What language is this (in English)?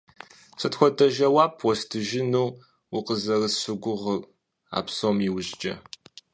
Kabardian